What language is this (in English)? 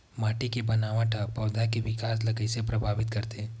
Chhattisgarhi